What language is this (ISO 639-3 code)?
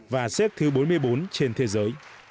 vie